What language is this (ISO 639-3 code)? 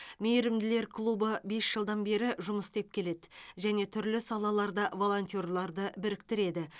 kaz